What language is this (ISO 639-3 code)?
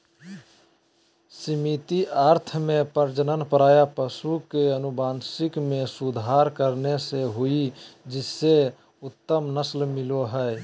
mag